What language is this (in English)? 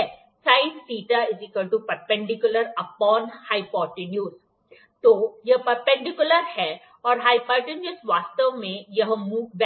Hindi